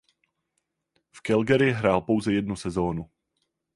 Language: Czech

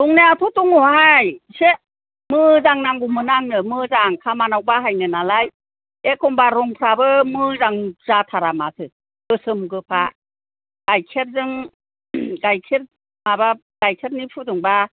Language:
Bodo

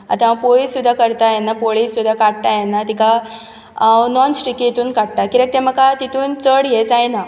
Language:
Konkani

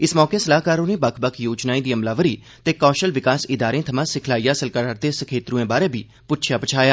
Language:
Dogri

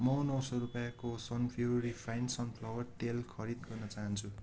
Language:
Nepali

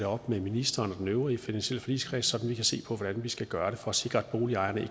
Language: Danish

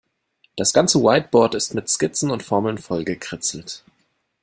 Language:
German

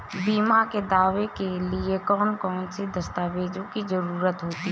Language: Hindi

